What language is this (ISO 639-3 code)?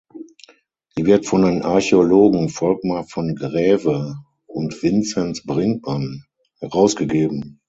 deu